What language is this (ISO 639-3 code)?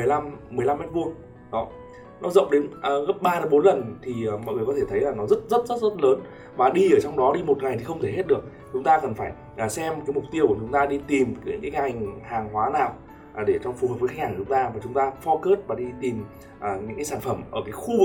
vie